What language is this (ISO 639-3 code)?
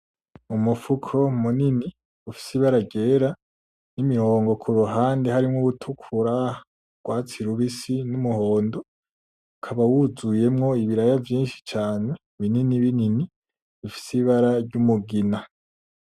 run